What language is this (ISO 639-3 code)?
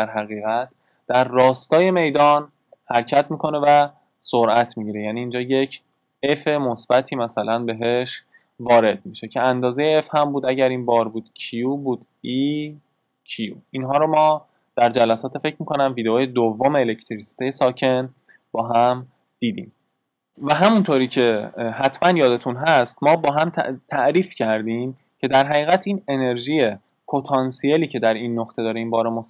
fas